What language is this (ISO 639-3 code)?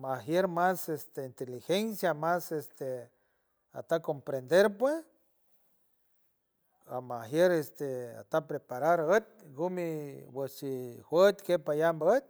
hue